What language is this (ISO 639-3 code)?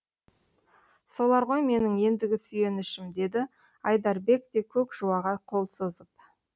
kaz